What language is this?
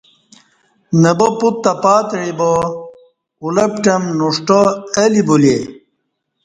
Kati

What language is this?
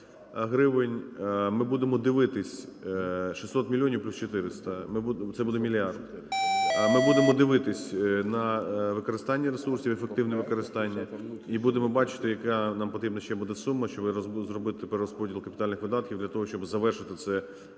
Ukrainian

